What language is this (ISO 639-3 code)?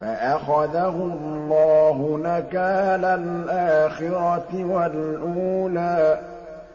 ara